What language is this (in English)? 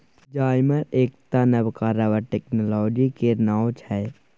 Maithili